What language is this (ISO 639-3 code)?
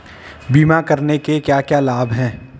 hin